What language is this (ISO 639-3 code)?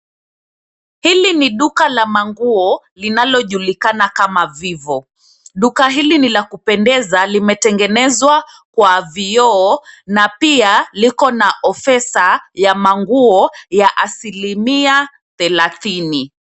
swa